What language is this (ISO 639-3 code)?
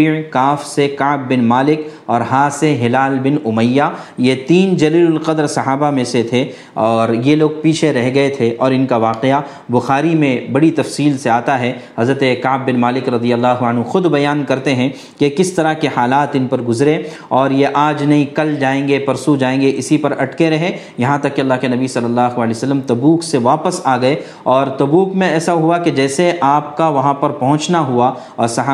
urd